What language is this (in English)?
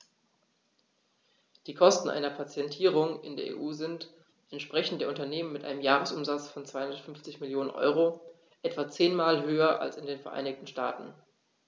German